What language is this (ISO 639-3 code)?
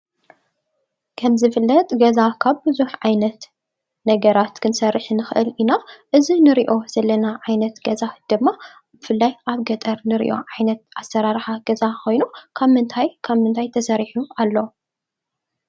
tir